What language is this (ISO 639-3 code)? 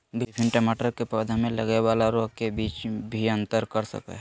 mag